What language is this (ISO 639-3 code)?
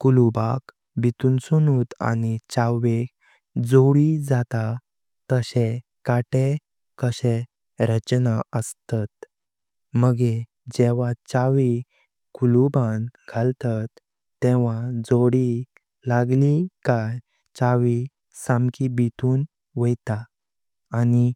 kok